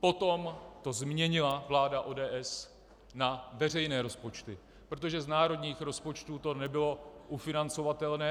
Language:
Czech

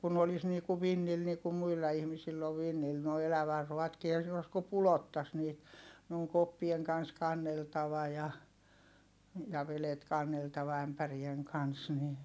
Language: Finnish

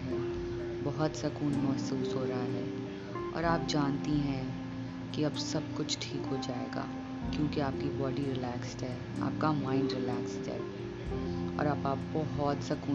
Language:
Urdu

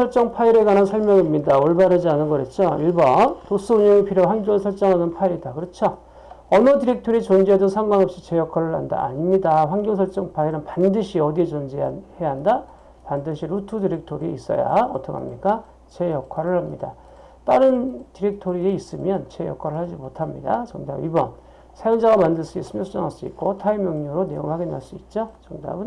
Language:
Korean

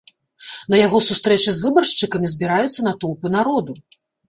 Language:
Belarusian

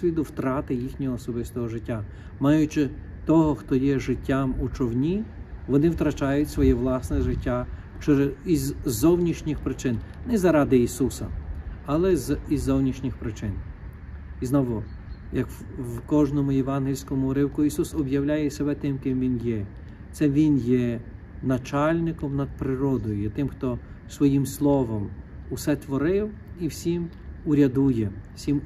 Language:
Ukrainian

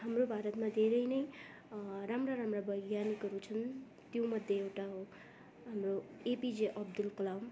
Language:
Nepali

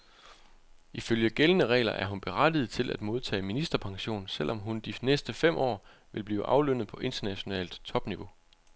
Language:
Danish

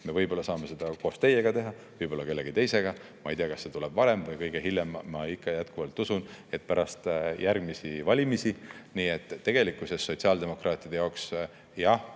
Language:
Estonian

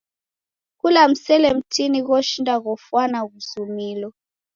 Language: Taita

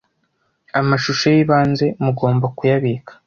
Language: Kinyarwanda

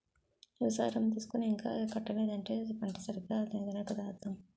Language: Telugu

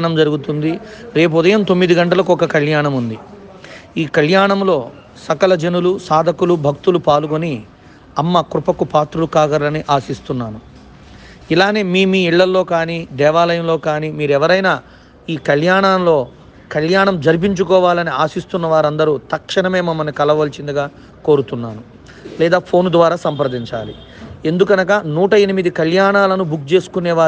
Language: Telugu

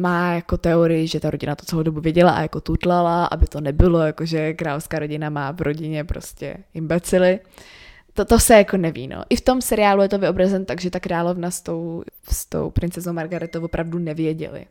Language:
Czech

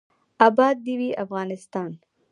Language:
Pashto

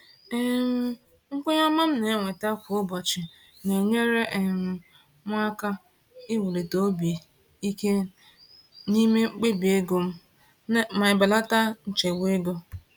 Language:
Igbo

